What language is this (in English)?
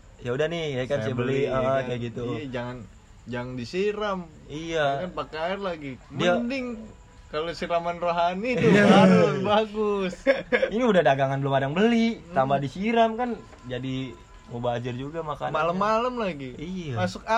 Indonesian